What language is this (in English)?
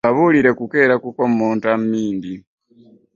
Ganda